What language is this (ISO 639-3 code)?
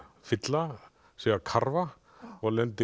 isl